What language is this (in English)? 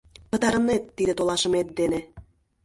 Mari